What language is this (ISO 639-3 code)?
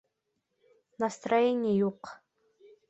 bak